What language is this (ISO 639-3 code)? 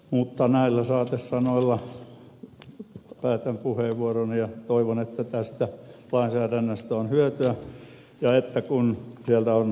fin